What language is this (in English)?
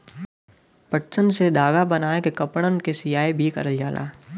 Bhojpuri